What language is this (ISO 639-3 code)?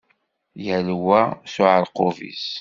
kab